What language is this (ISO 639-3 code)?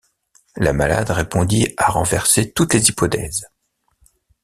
fra